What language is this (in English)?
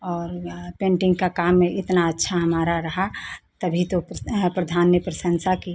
Hindi